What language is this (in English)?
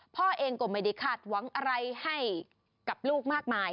Thai